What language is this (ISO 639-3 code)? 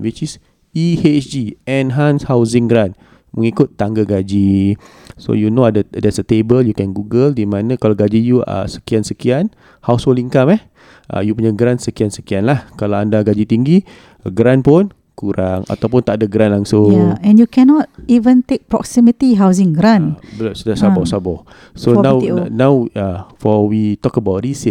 msa